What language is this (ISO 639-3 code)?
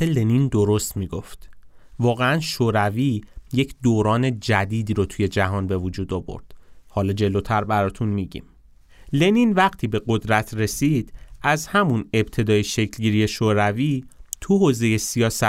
fas